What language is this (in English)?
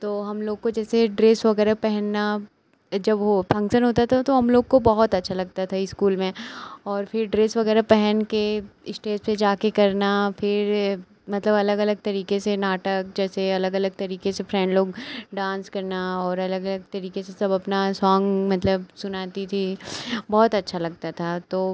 Hindi